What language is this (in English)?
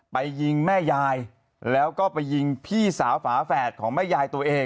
Thai